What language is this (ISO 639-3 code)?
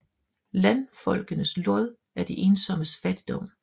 dan